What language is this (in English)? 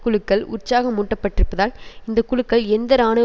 Tamil